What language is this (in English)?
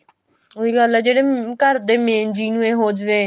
Punjabi